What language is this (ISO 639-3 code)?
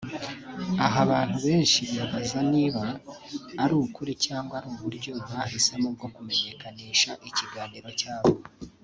kin